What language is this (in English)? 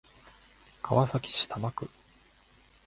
Japanese